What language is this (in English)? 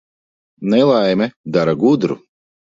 Latvian